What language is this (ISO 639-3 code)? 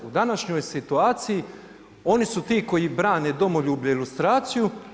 hrv